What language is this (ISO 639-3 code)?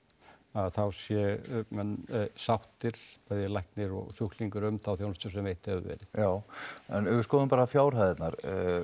isl